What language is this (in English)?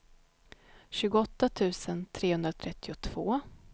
Swedish